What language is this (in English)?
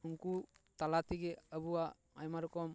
Santali